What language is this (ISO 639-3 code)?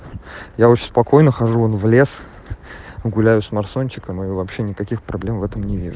rus